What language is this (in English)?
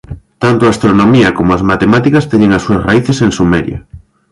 Galician